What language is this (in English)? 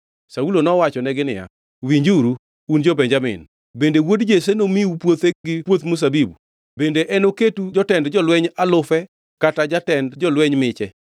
Luo (Kenya and Tanzania)